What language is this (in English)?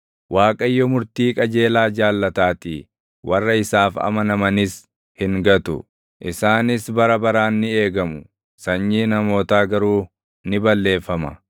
Oromo